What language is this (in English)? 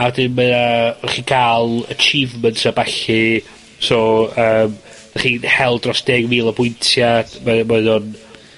Welsh